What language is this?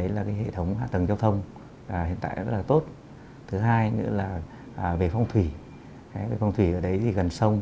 Vietnamese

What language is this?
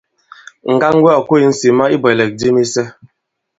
Bankon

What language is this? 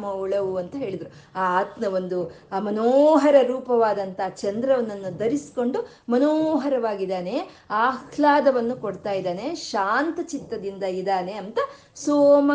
Kannada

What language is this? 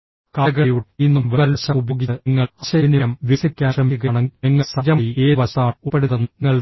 Malayalam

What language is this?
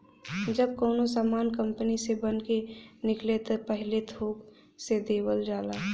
Bhojpuri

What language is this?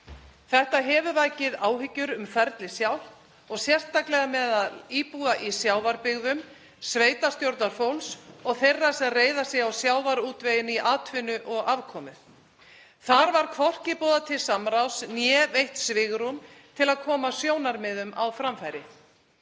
Icelandic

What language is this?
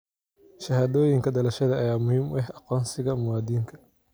Somali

